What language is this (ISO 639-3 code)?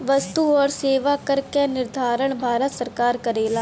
bho